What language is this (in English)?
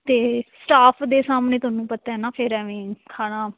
Punjabi